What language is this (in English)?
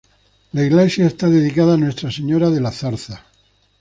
Spanish